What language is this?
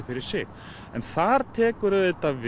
Icelandic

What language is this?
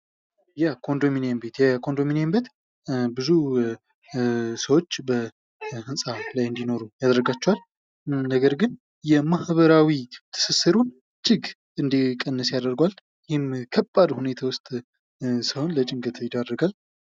Amharic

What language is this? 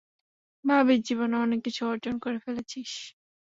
Bangla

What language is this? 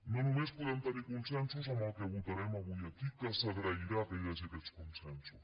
Catalan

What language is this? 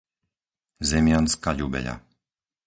Slovak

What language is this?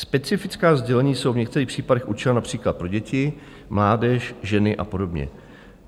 Czech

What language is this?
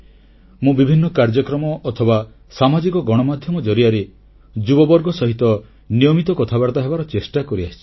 Odia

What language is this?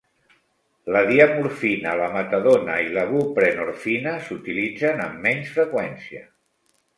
Catalan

